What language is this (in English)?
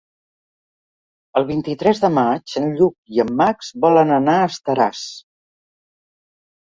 Catalan